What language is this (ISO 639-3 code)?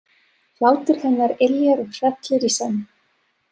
isl